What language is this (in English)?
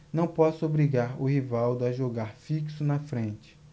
Portuguese